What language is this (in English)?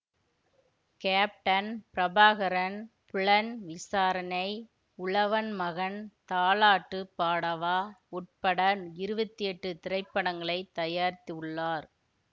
Tamil